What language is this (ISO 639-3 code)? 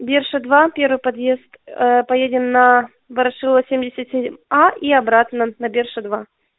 rus